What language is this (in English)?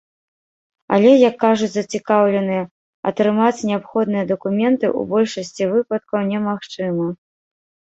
Belarusian